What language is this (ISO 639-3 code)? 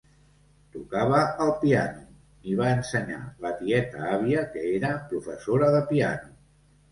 cat